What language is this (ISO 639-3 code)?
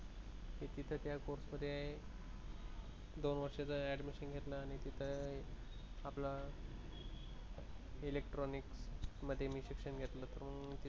mar